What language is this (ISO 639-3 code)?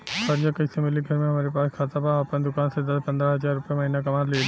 bho